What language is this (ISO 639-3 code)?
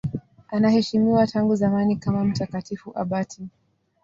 swa